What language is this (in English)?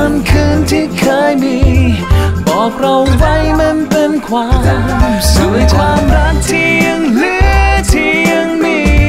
Thai